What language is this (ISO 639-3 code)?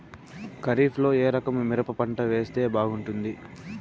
tel